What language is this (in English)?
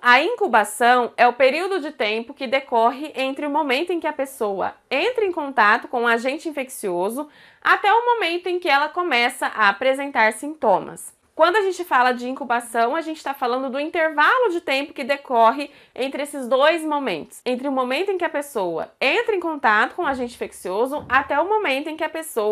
Portuguese